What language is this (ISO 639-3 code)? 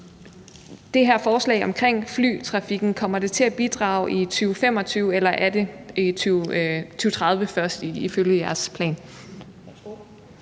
dan